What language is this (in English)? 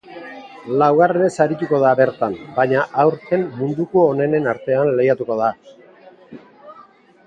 Basque